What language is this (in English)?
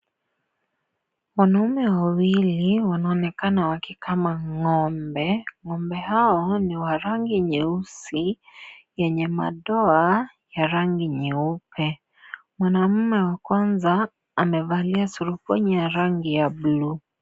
Swahili